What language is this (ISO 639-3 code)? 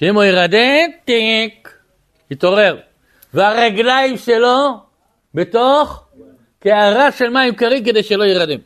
heb